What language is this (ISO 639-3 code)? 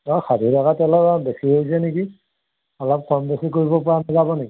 asm